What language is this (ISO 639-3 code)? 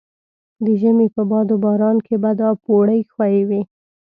pus